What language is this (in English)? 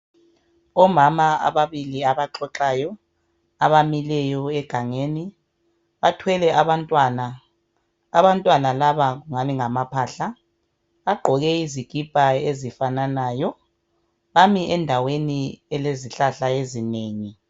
North Ndebele